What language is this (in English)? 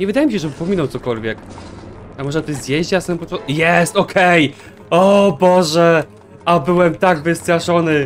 Polish